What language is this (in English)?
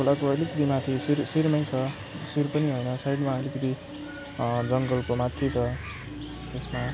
Nepali